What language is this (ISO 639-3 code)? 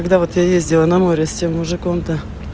rus